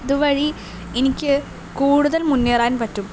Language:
Malayalam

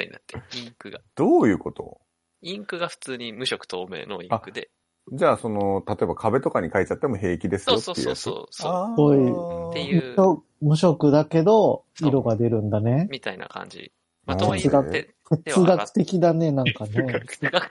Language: Japanese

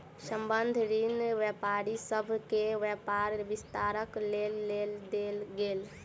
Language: Maithili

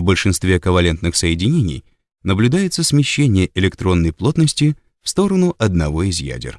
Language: Russian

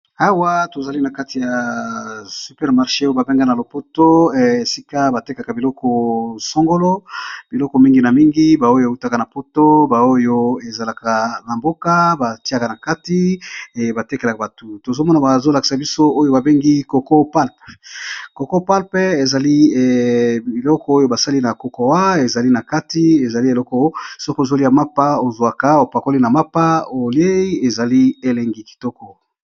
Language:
Lingala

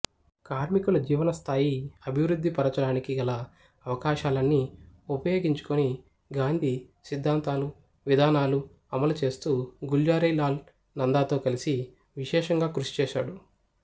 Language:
Telugu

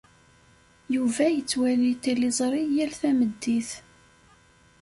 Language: Kabyle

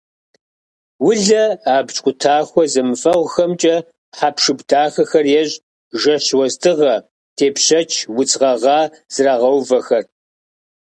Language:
Kabardian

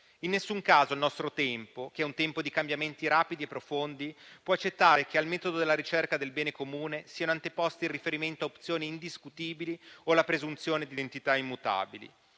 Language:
Italian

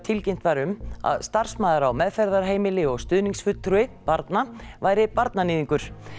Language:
Icelandic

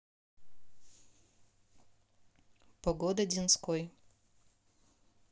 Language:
Russian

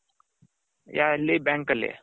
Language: Kannada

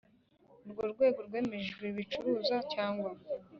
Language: Kinyarwanda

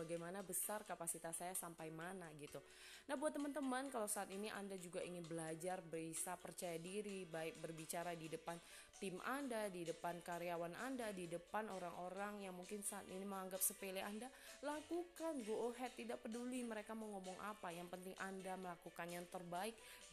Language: Indonesian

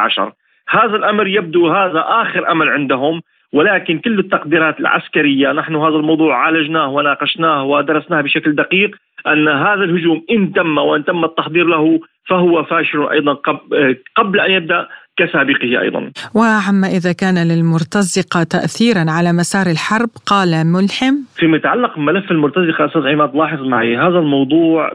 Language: Arabic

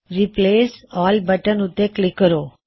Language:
Punjabi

